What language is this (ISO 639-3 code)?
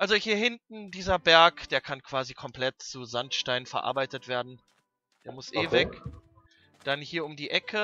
deu